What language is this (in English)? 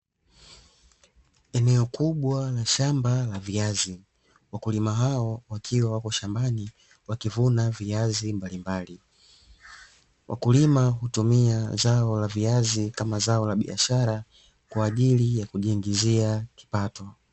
Swahili